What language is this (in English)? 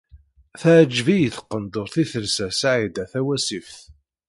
Kabyle